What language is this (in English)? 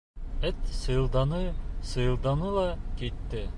Bashkir